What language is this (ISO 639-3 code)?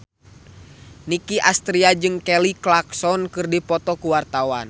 sun